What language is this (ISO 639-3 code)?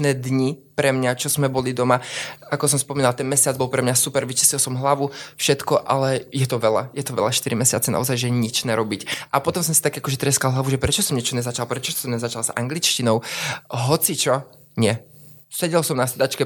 slk